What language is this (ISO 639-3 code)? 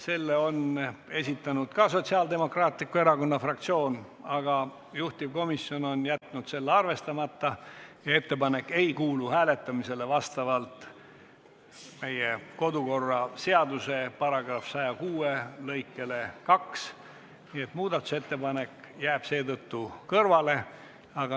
est